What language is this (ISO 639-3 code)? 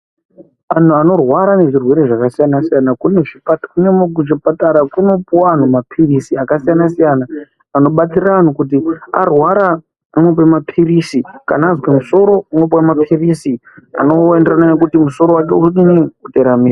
ndc